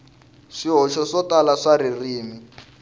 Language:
Tsonga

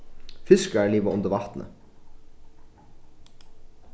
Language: Faroese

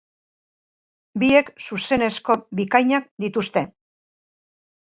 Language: Basque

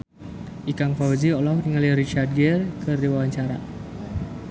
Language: Sundanese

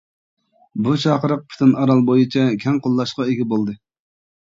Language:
Uyghur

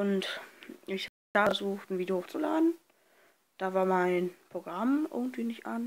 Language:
German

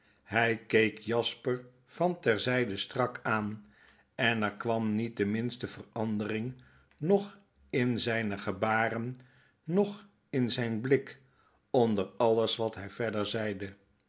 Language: Dutch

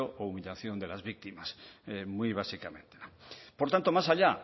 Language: Spanish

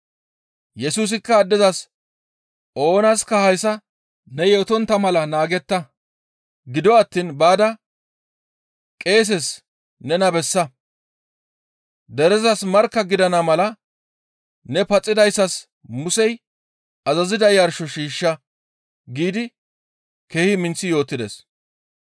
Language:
Gamo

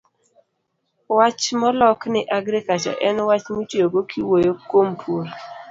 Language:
Luo (Kenya and Tanzania)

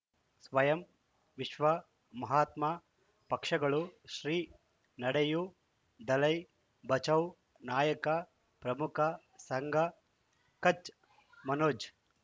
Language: Kannada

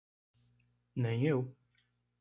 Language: Portuguese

